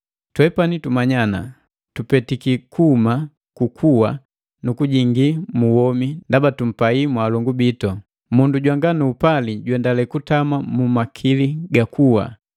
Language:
Matengo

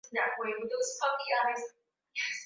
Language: Swahili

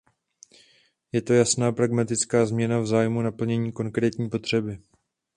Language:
Czech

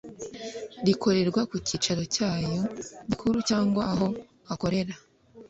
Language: Kinyarwanda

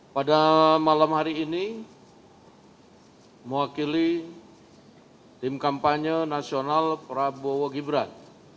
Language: Indonesian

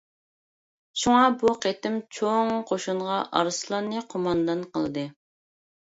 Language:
Uyghur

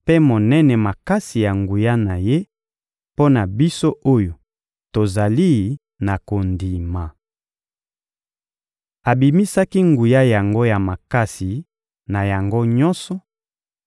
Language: Lingala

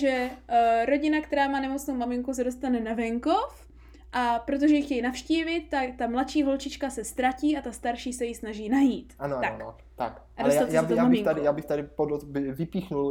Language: Czech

